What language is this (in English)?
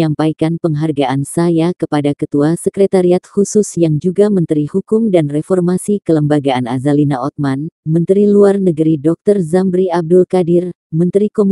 Indonesian